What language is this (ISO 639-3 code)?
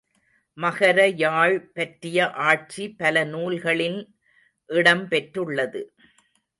tam